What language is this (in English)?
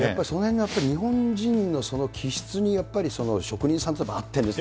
Japanese